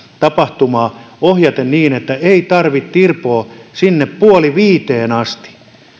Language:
Finnish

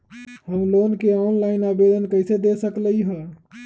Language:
Magahi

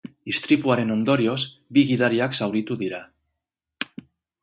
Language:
Basque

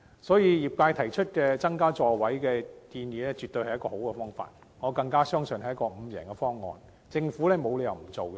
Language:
Cantonese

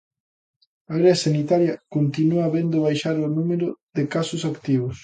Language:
Galician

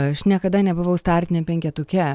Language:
Lithuanian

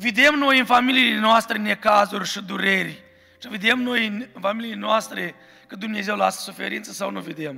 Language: Romanian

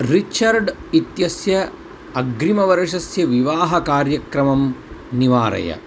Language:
Sanskrit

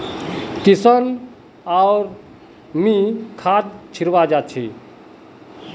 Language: Magahi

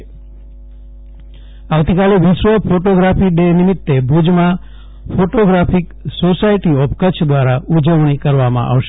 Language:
Gujarati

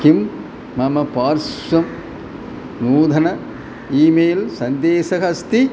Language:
Sanskrit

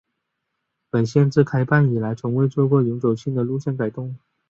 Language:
Chinese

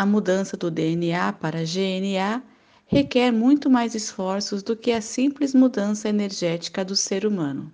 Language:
Portuguese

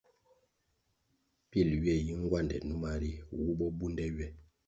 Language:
Kwasio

